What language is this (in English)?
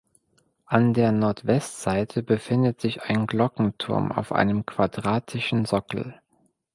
German